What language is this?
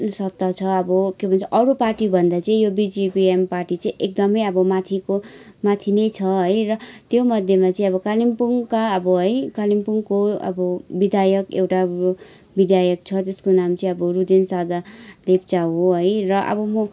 Nepali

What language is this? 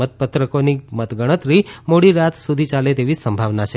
Gujarati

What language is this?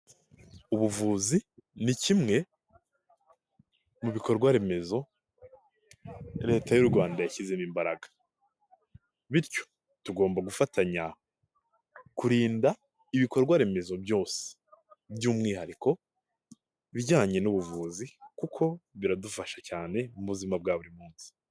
Kinyarwanda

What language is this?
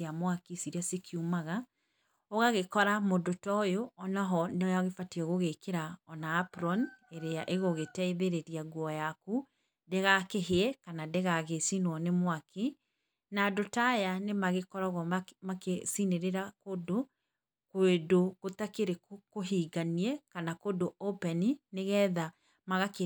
Kikuyu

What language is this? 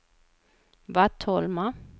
Swedish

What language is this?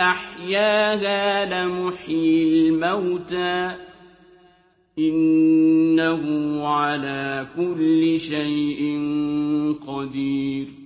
Arabic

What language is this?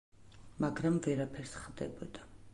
Georgian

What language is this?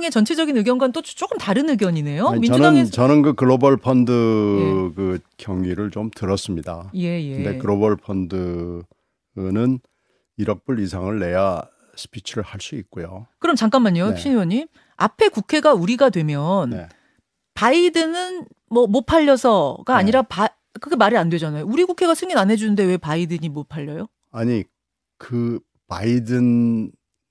Korean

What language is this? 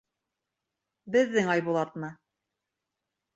Bashkir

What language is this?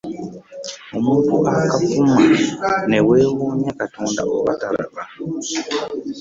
Ganda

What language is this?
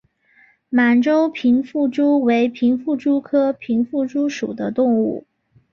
Chinese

